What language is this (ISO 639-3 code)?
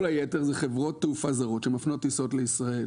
heb